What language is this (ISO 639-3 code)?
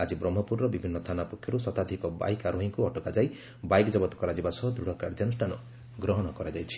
ori